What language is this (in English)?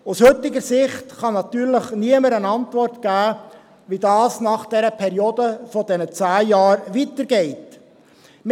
Swiss German